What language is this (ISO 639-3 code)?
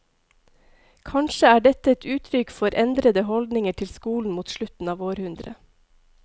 nor